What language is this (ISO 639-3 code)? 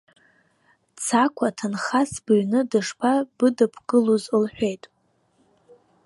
abk